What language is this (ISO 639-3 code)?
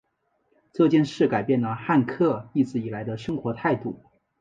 zho